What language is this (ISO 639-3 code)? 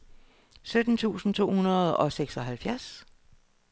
dan